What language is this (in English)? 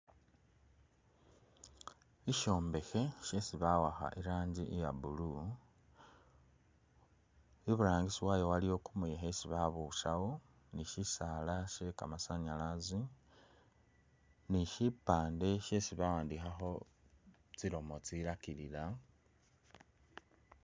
Masaaba